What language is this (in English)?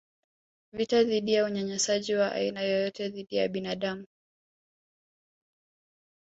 Swahili